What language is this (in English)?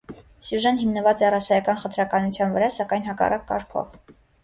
Armenian